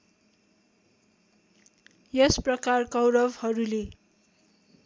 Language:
Nepali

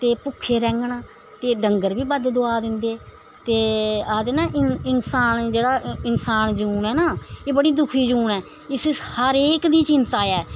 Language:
Dogri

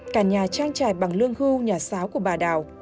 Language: Vietnamese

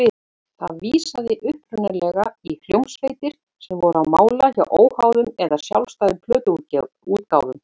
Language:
Icelandic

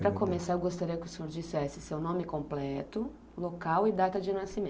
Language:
Portuguese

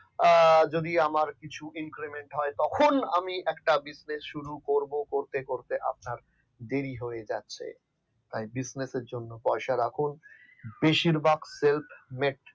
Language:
Bangla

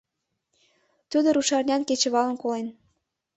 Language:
Mari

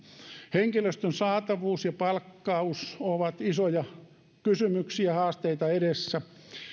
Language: Finnish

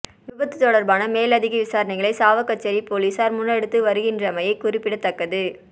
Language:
Tamil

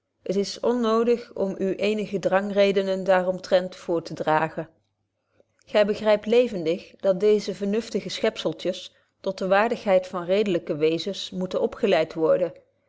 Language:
Dutch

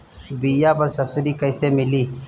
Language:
Bhojpuri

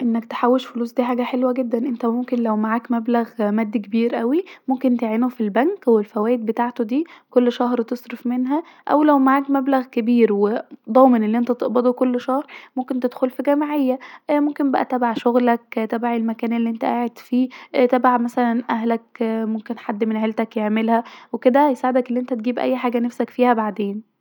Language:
Egyptian Arabic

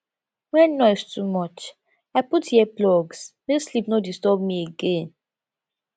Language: Nigerian Pidgin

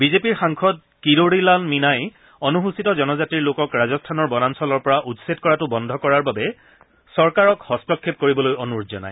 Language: Assamese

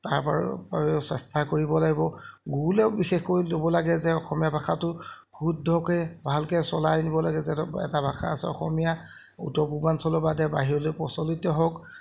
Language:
Assamese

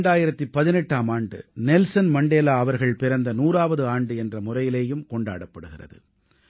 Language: Tamil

